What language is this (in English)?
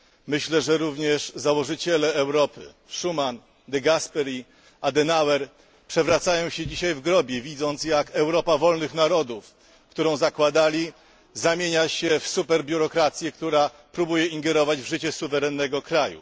Polish